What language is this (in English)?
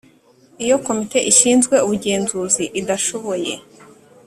Kinyarwanda